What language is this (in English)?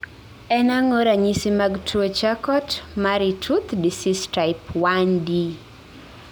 Luo (Kenya and Tanzania)